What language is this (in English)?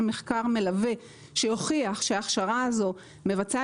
Hebrew